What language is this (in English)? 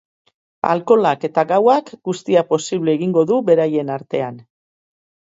Basque